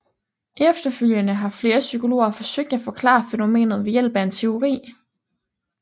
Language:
Danish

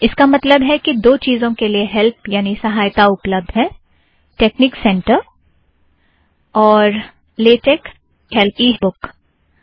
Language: Hindi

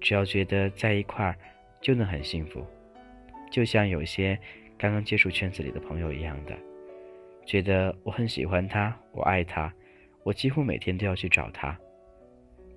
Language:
Chinese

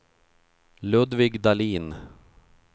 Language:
Swedish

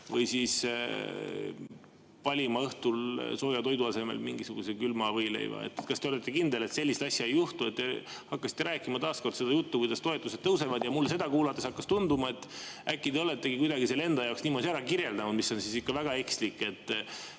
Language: Estonian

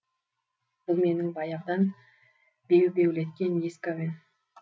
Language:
Kazakh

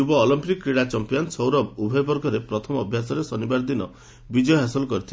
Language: Odia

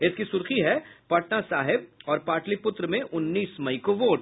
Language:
Hindi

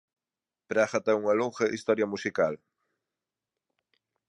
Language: Galician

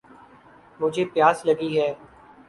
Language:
Urdu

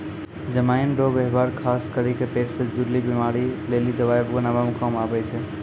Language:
Maithili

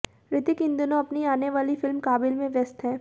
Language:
Hindi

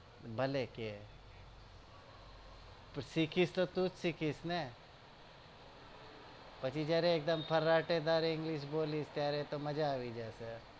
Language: Gujarati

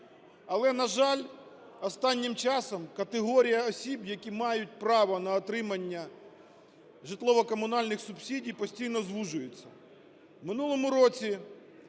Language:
Ukrainian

